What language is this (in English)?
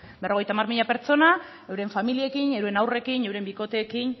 Basque